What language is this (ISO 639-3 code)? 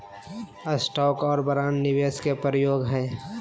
mag